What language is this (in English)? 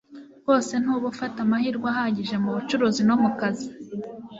Kinyarwanda